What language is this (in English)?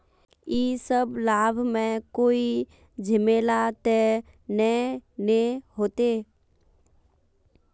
Magahi